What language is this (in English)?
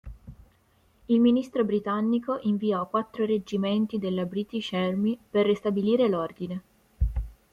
Italian